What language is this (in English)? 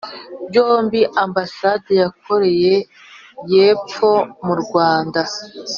Kinyarwanda